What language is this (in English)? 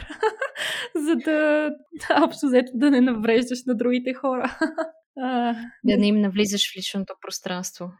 Bulgarian